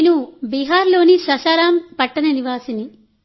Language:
Telugu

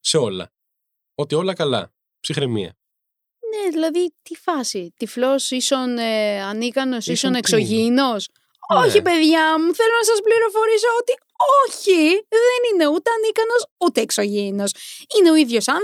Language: Greek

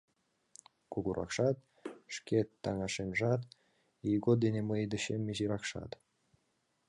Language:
Mari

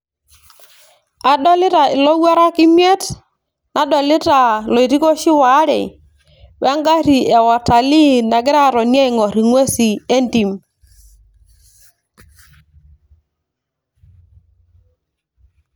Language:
Masai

